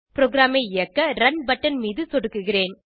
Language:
Tamil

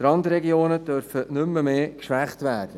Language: Swiss German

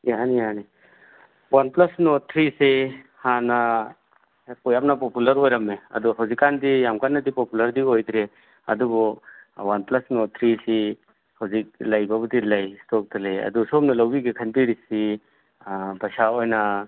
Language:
Manipuri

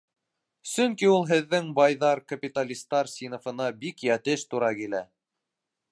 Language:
Bashkir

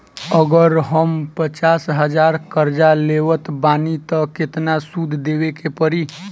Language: Bhojpuri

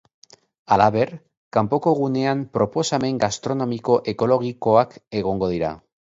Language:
Basque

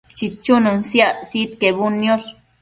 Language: Matsés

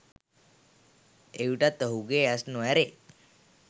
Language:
Sinhala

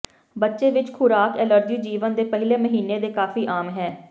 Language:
Punjabi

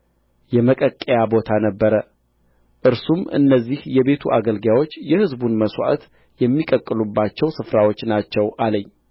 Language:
Amharic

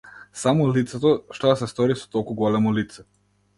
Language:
Macedonian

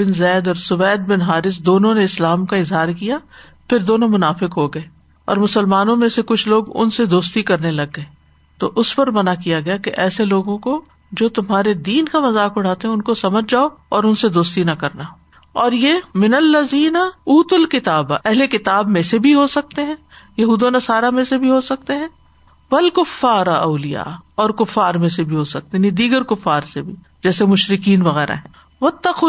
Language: Urdu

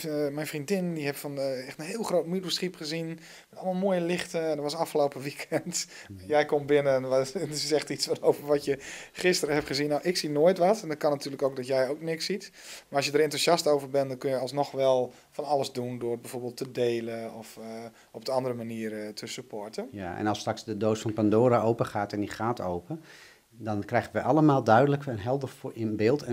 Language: Dutch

